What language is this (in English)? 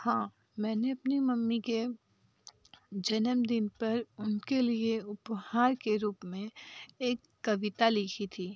Hindi